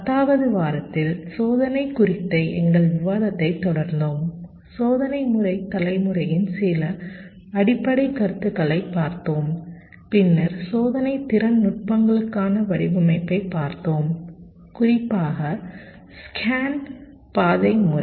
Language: Tamil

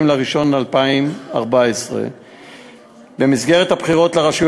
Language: Hebrew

